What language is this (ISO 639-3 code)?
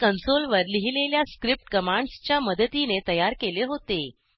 mar